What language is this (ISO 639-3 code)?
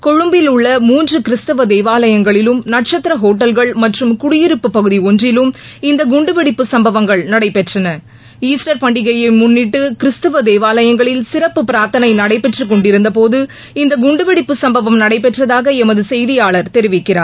tam